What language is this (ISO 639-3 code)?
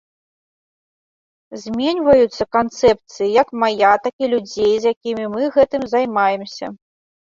bel